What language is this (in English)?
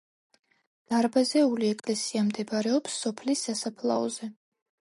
Georgian